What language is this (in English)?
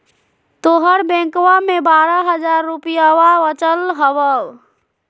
Magahi